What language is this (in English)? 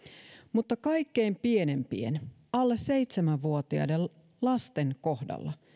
Finnish